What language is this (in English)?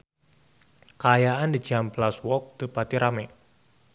Sundanese